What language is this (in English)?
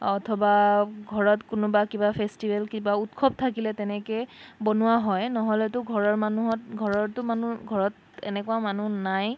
Assamese